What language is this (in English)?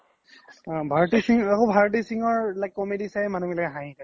Assamese